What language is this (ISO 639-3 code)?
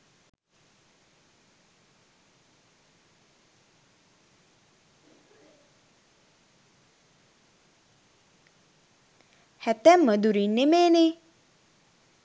sin